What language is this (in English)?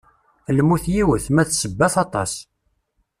Kabyle